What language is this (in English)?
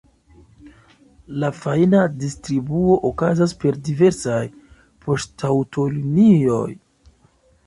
Esperanto